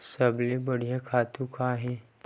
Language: Chhattisgarhi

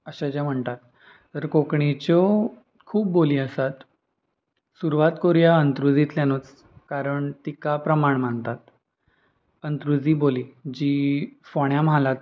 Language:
Konkani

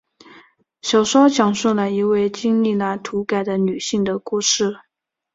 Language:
Chinese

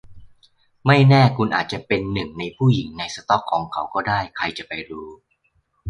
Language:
Thai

